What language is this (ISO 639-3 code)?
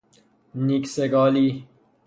fas